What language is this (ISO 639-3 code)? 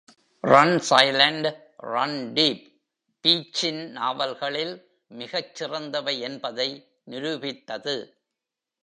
tam